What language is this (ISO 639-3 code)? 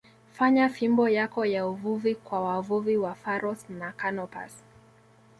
swa